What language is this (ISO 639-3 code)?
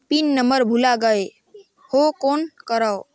hne